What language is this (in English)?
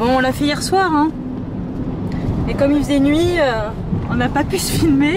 French